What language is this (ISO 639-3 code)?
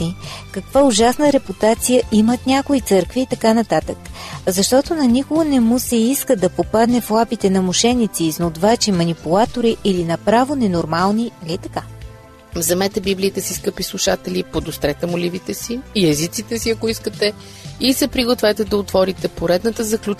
bul